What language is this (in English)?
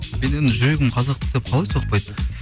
Kazakh